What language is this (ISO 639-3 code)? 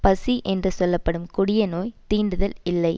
tam